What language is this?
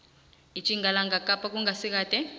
South Ndebele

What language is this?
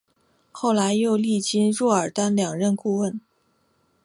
Chinese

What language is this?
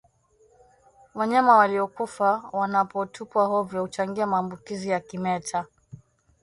Swahili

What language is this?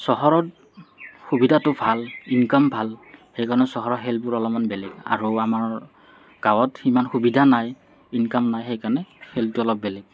Assamese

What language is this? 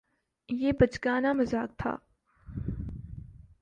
Urdu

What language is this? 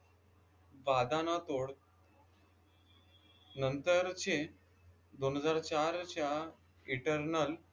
Marathi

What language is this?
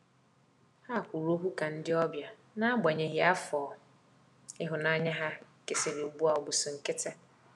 Igbo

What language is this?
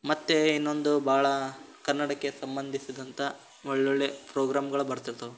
Kannada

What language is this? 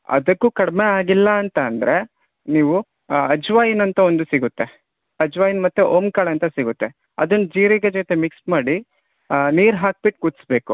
Kannada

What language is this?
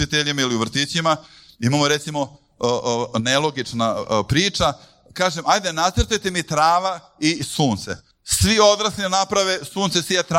Croatian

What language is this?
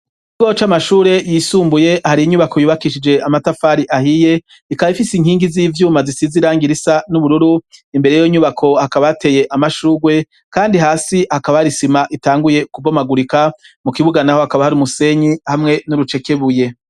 Rundi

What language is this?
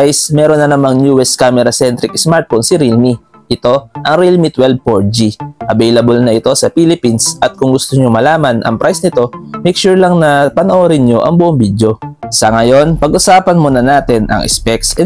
Filipino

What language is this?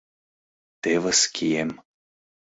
Mari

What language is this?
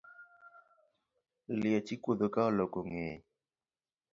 Luo (Kenya and Tanzania)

